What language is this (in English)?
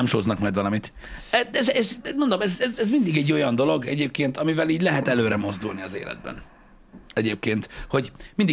Hungarian